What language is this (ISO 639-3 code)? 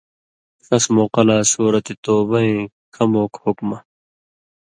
mvy